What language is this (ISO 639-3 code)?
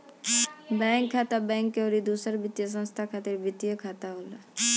bho